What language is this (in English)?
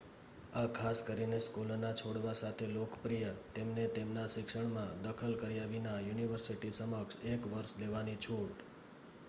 Gujarati